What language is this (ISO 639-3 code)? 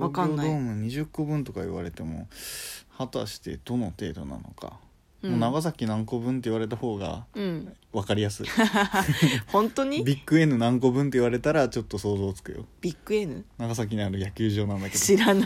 jpn